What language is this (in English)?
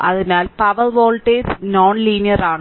Malayalam